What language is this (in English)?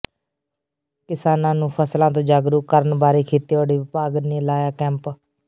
Punjabi